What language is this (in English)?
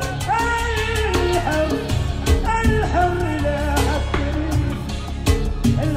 Arabic